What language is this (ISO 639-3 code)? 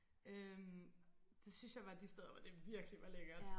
dan